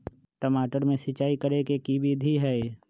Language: Magahi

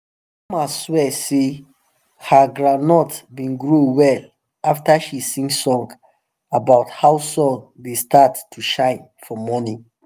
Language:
Nigerian Pidgin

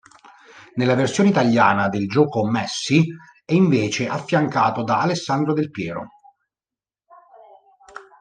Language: Italian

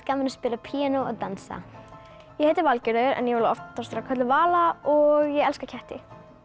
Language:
Icelandic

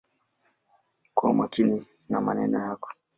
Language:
Swahili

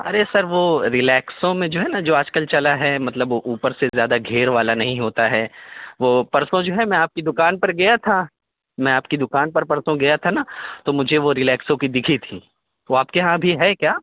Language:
Urdu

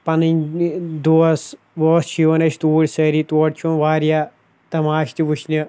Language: Kashmiri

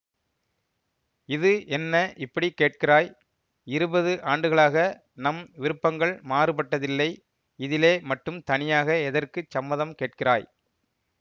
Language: Tamil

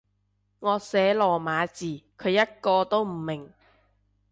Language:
Cantonese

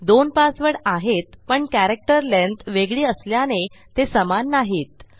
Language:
Marathi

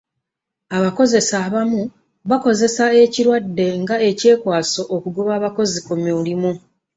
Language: Ganda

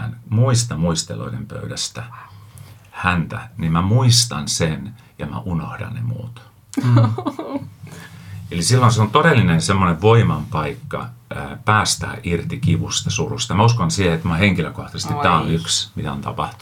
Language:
Finnish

